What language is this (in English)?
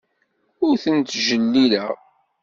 Kabyle